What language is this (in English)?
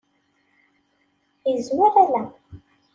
Kabyle